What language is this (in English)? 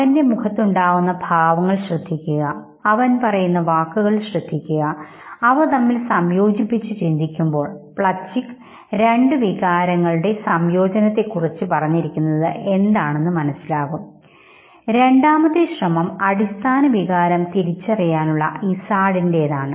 Malayalam